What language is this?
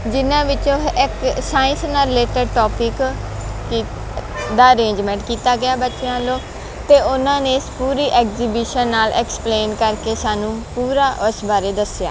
Punjabi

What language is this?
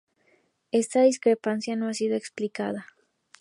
Spanish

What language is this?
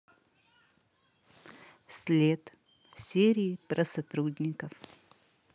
Russian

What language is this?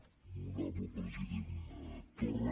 Catalan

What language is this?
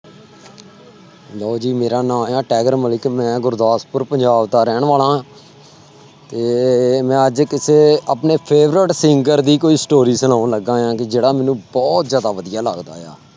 Punjabi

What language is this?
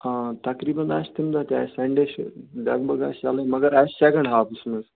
Kashmiri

